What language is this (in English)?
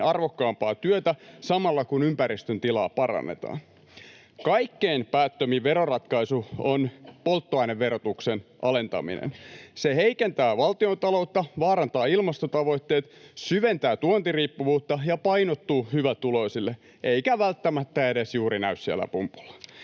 Finnish